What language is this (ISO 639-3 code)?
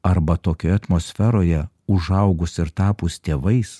lit